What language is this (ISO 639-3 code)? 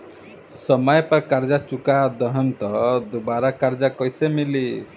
bho